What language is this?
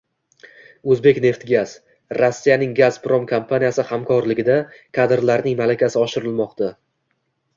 Uzbek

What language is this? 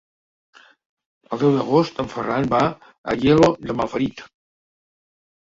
Catalan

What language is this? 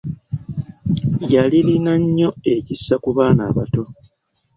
Ganda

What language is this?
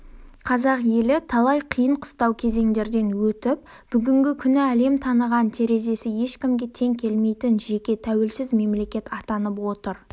Kazakh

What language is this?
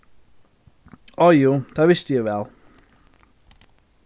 Faroese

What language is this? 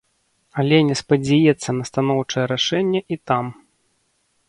Belarusian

